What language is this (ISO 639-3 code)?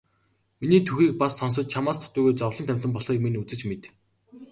mon